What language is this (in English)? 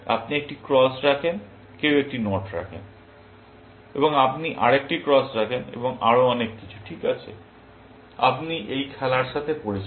Bangla